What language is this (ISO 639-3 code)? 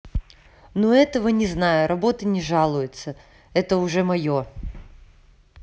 rus